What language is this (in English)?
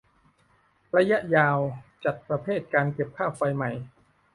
Thai